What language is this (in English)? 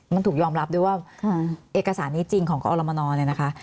Thai